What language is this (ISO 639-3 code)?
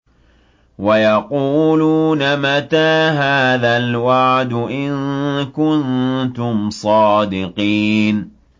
ara